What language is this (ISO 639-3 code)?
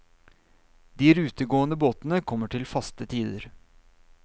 nor